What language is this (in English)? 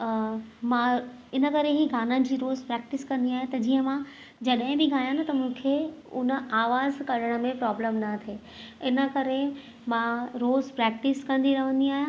Sindhi